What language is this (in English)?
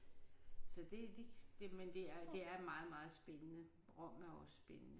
Danish